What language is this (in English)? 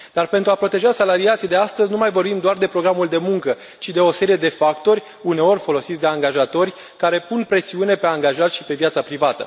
Romanian